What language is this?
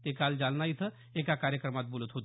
Marathi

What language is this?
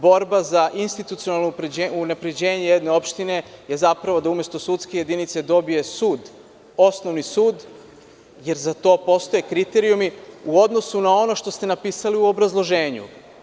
Serbian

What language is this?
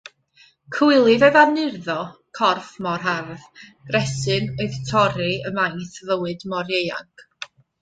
Welsh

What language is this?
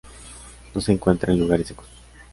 Spanish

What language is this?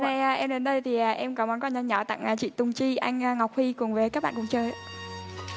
Vietnamese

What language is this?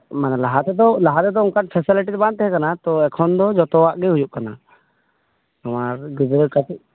Santali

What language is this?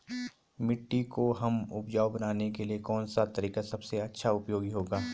Hindi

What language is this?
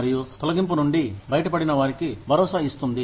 Telugu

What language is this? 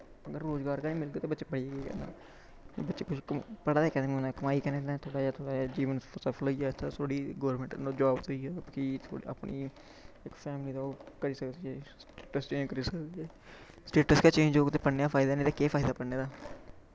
Dogri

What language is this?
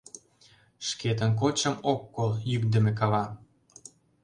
Mari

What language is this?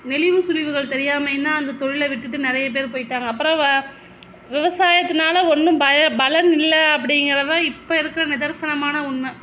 Tamil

